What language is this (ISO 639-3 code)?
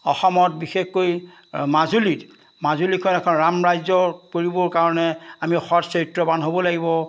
asm